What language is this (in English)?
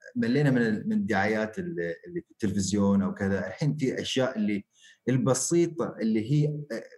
Arabic